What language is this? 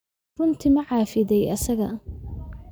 Somali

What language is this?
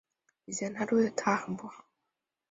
Chinese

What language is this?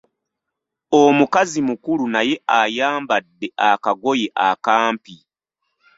Ganda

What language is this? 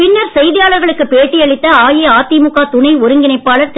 Tamil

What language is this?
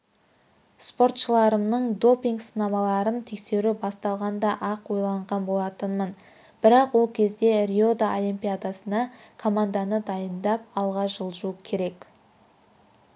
Kazakh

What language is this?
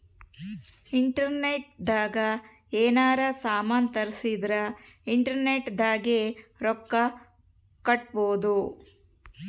Kannada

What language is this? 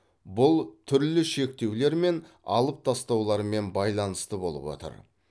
Kazakh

